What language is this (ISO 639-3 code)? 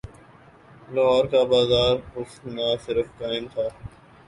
urd